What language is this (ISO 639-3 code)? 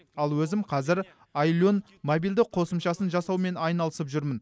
kaz